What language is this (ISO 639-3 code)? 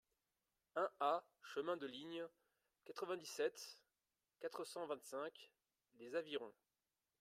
fra